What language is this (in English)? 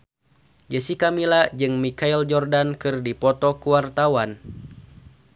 Sundanese